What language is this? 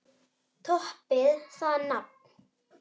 Icelandic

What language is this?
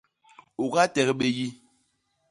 Basaa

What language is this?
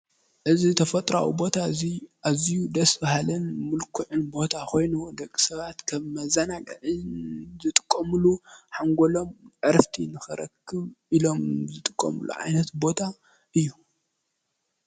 Tigrinya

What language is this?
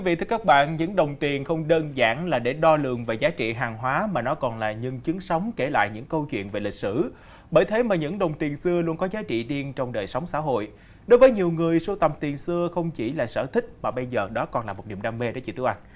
Vietnamese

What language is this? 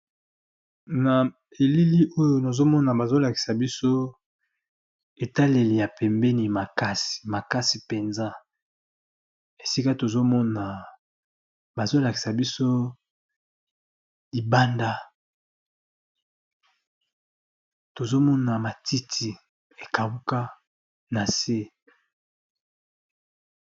Lingala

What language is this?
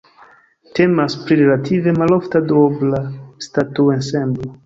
Esperanto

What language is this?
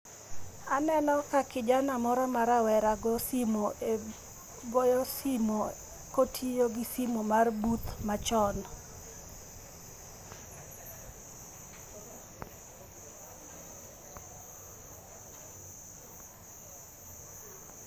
Luo (Kenya and Tanzania)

